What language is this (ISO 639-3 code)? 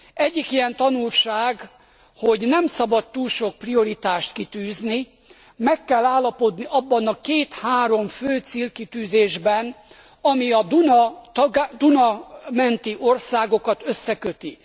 hun